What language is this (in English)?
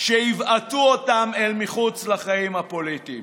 Hebrew